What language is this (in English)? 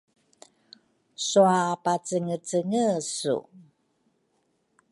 Rukai